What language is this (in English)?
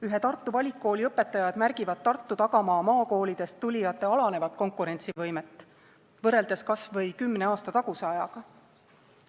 Estonian